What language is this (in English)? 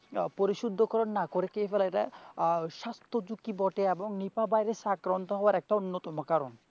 Bangla